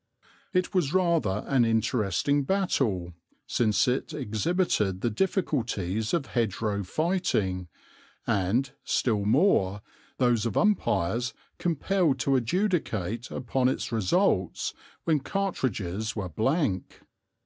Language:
English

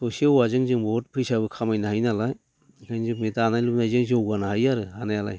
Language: Bodo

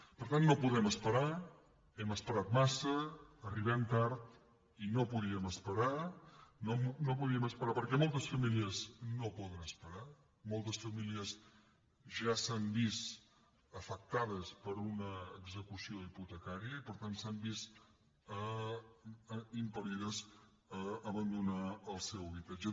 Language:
Catalan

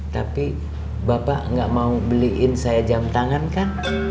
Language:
Indonesian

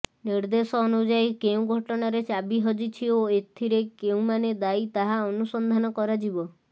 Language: Odia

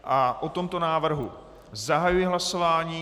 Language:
Czech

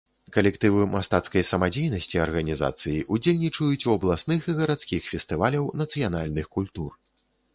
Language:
Belarusian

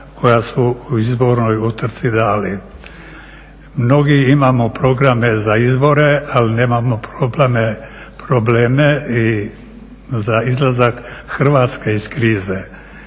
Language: Croatian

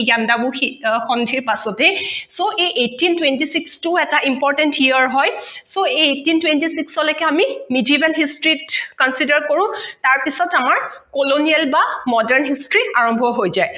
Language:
Assamese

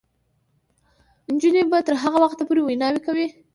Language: Pashto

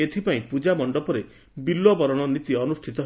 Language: Odia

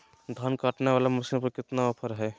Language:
Magahi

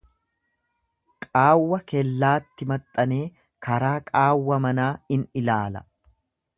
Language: Oromo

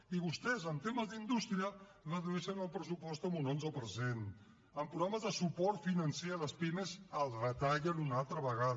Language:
Catalan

